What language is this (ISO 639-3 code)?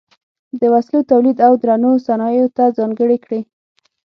pus